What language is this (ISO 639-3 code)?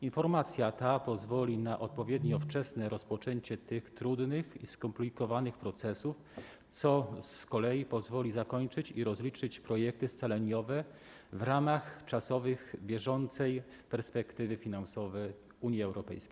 pol